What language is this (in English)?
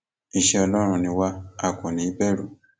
Yoruba